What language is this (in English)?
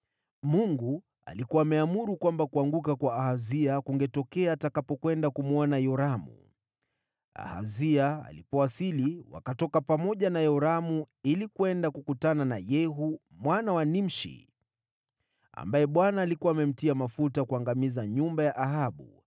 Swahili